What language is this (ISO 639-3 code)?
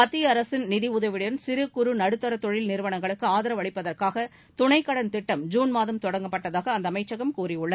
tam